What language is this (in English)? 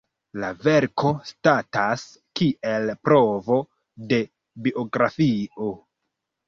Esperanto